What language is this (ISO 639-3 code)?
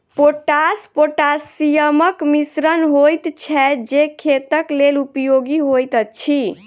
mai